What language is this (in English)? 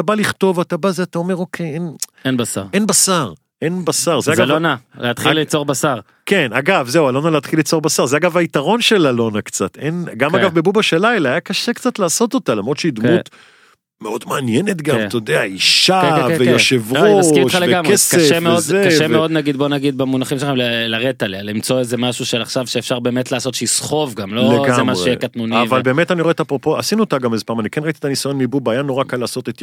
Hebrew